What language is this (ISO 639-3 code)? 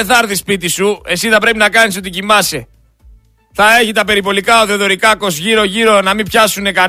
ell